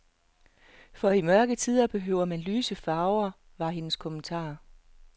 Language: Danish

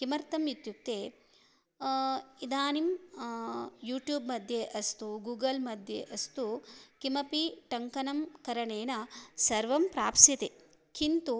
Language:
Sanskrit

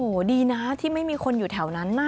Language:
Thai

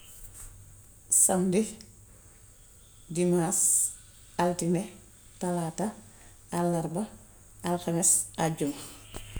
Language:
Gambian Wolof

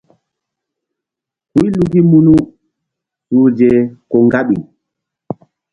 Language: Mbum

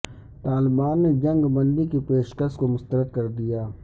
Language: Urdu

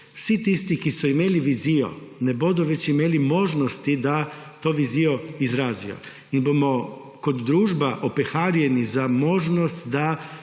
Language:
Slovenian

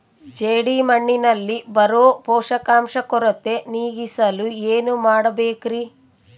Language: Kannada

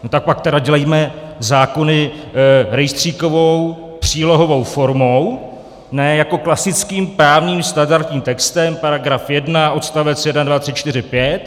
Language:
Czech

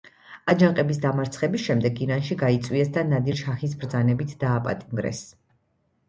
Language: Georgian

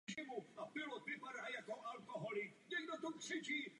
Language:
Czech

